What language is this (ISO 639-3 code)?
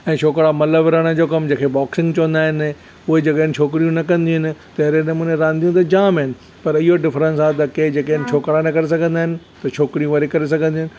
snd